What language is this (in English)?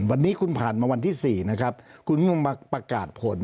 Thai